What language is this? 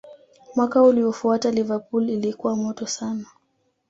Swahili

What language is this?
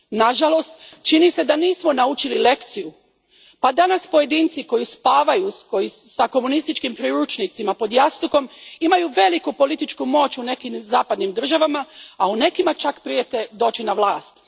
Croatian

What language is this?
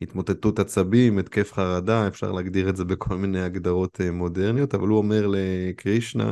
Hebrew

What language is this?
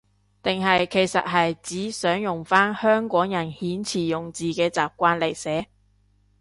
Cantonese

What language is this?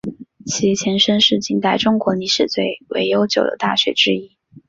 Chinese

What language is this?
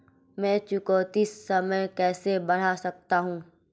Hindi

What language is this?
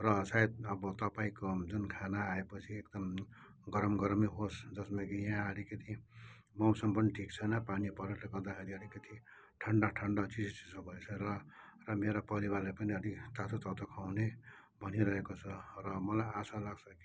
Nepali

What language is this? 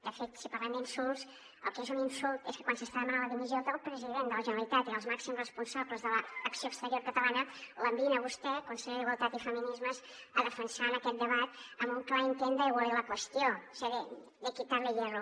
Catalan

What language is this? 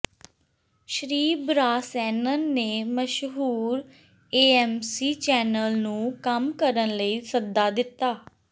Punjabi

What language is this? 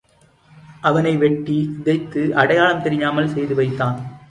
Tamil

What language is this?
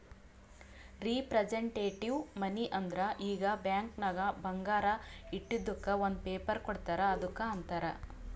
Kannada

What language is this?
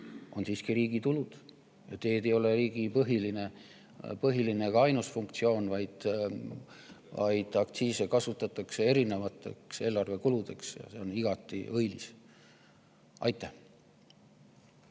Estonian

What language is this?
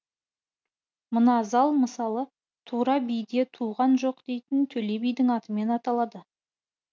Kazakh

